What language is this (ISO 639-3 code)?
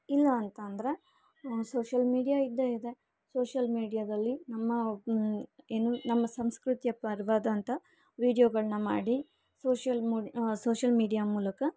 kan